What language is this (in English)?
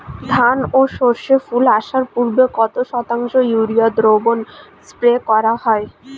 Bangla